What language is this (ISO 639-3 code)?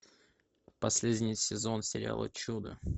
rus